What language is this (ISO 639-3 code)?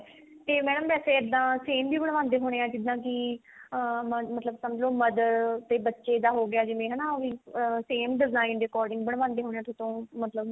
pan